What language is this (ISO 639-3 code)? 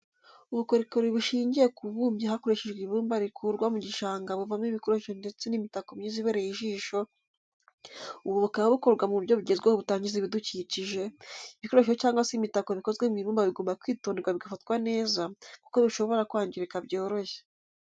kin